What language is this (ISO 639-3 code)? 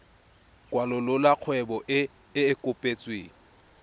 tsn